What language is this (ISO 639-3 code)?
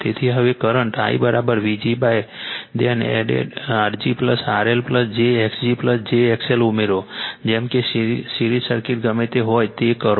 guj